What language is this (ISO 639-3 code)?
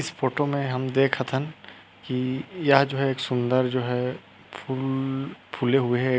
hne